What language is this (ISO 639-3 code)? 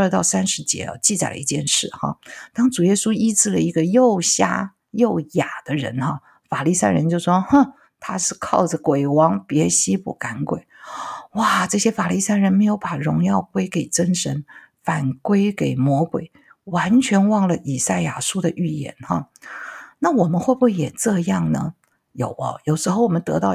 zho